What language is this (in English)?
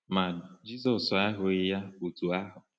Igbo